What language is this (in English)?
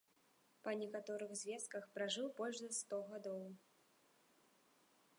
Belarusian